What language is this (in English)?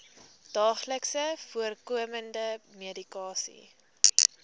Afrikaans